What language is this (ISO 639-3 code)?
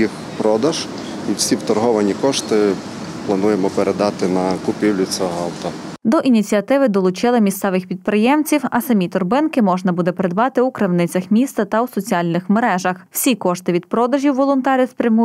ukr